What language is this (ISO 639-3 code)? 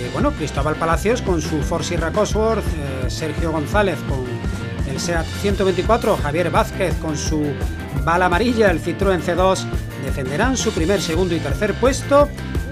spa